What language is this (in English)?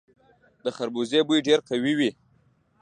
Pashto